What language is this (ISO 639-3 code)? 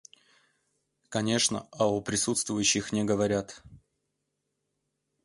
chm